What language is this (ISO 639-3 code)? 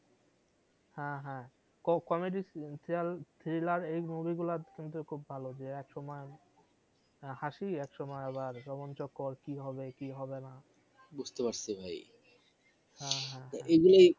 ben